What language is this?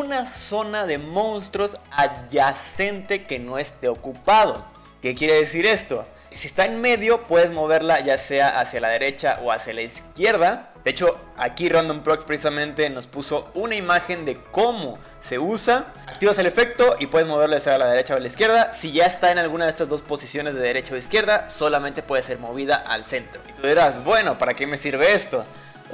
Spanish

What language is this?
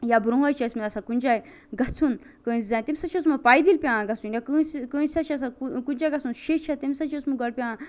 Kashmiri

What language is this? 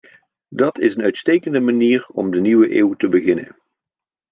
Dutch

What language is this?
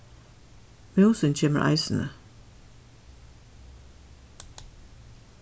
Faroese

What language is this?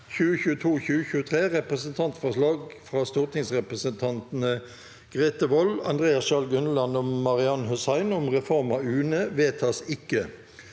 Norwegian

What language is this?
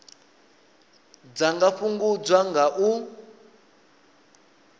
Venda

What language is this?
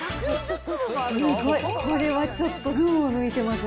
Japanese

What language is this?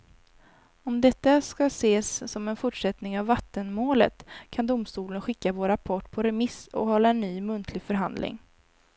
Swedish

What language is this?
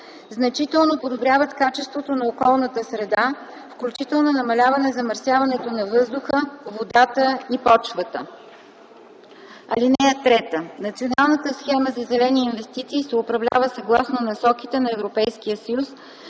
Bulgarian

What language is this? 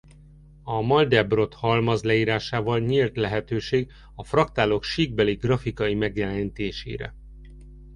Hungarian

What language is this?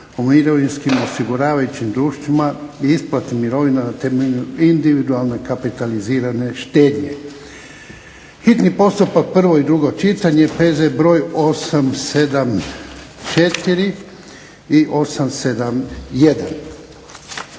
Croatian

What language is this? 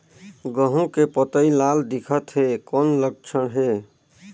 Chhattisgarhi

